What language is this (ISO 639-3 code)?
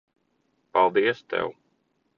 lav